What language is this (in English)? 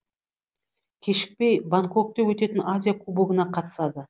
Kazakh